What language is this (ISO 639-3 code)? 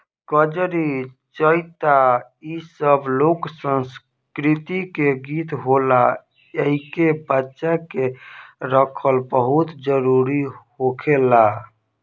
bho